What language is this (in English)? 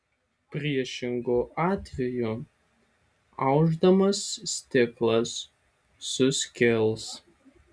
Lithuanian